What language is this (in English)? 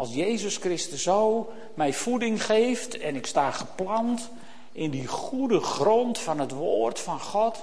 Dutch